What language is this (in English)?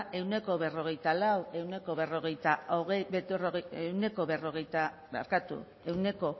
Basque